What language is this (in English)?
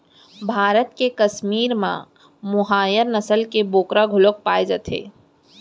Chhattisgarhi